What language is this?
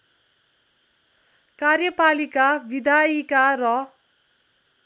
Nepali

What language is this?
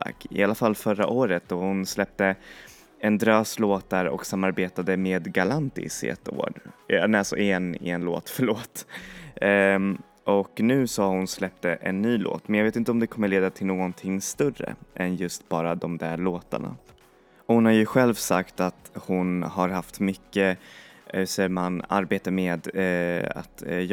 Swedish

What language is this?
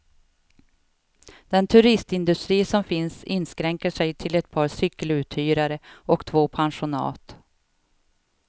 Swedish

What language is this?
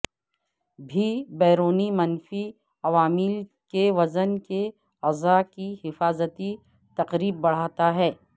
Urdu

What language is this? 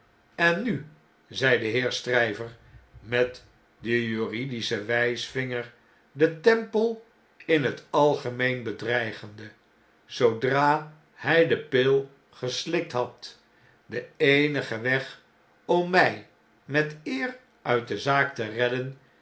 Dutch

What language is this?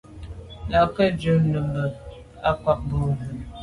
Medumba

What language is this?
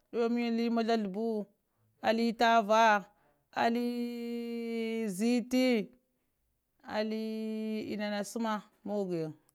Lamang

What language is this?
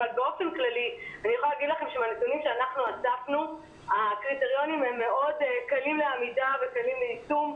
Hebrew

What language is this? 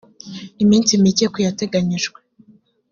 Kinyarwanda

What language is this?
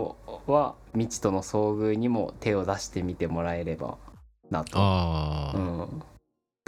Japanese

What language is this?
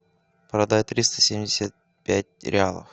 Russian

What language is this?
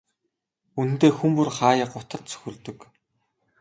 Mongolian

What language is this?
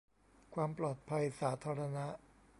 Thai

